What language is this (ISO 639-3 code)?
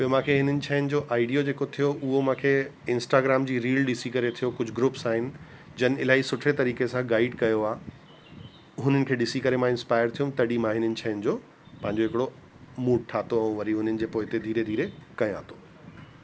snd